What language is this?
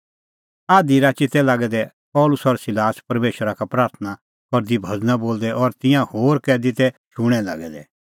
Kullu Pahari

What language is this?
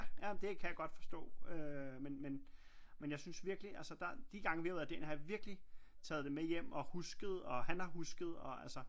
Danish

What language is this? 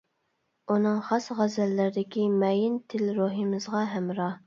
Uyghur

